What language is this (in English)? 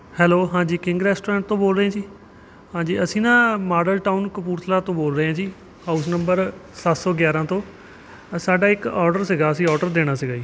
Punjabi